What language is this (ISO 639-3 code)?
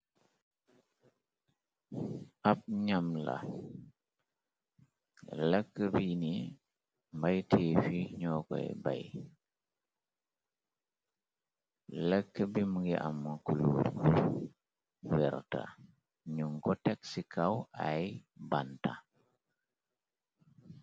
wol